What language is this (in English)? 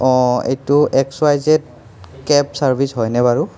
Assamese